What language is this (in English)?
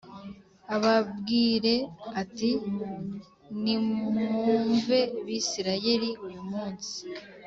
Kinyarwanda